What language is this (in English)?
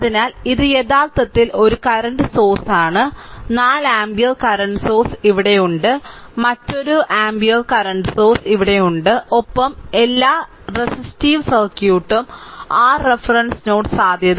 Malayalam